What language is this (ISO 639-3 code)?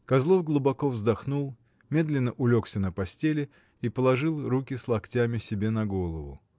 rus